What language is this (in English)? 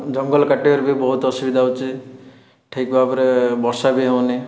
Odia